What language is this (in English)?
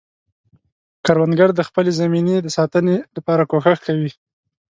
Pashto